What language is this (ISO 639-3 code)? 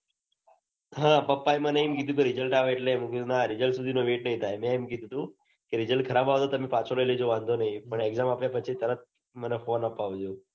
guj